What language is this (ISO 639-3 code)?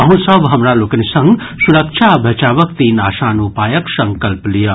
mai